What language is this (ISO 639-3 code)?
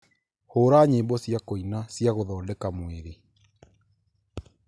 kik